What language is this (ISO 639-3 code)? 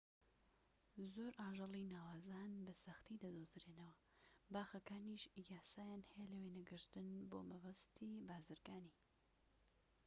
ckb